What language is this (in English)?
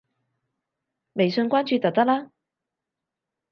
Cantonese